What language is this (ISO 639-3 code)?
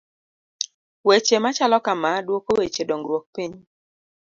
luo